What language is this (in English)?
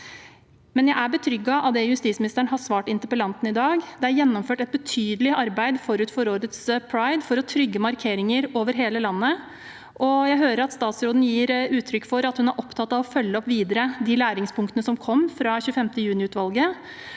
Norwegian